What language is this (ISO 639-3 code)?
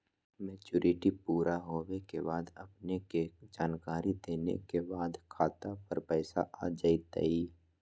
mag